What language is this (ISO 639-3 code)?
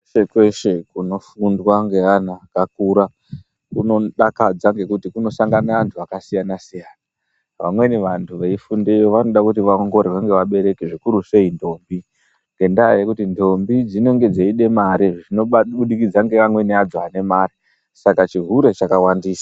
ndc